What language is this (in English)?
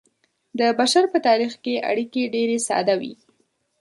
Pashto